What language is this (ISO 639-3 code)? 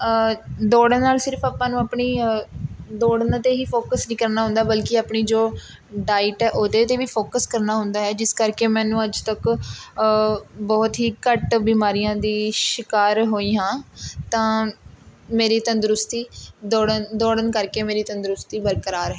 pan